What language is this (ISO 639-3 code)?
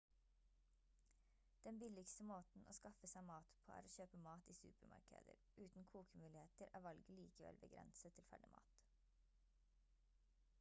nob